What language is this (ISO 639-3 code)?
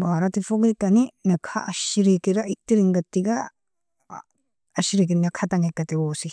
fia